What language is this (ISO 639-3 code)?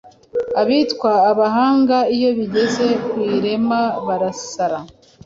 kin